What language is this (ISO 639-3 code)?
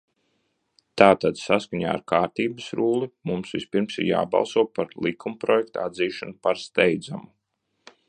lav